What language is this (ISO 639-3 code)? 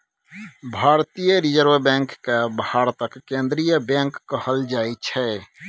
mai